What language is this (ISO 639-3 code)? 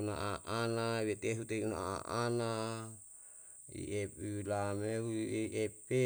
jal